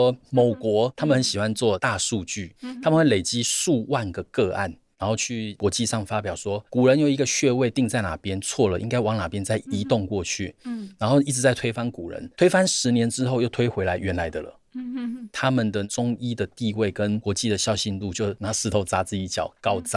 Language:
Chinese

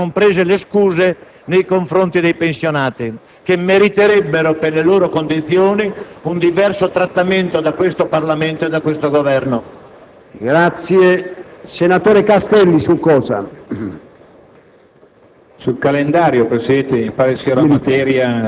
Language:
Italian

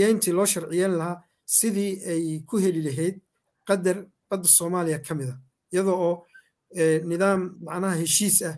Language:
Arabic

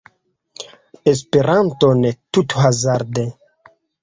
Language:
Esperanto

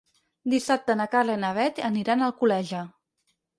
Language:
Catalan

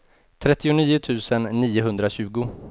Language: Swedish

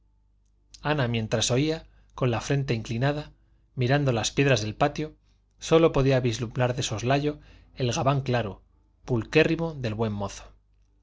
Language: Spanish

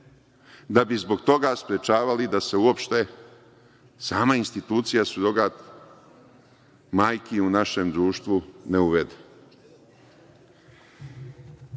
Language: Serbian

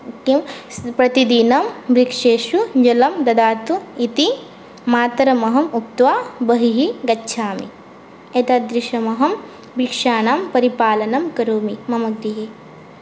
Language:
Sanskrit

